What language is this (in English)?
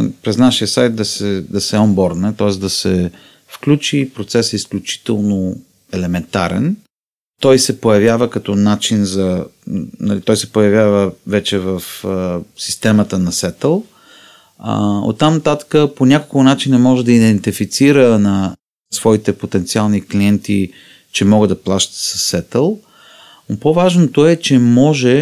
Bulgarian